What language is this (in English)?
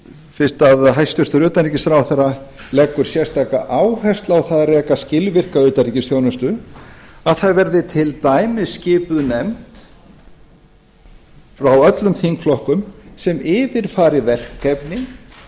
Icelandic